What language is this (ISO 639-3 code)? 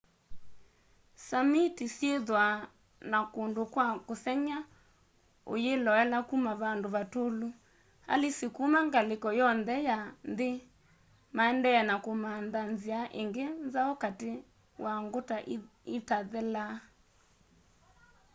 kam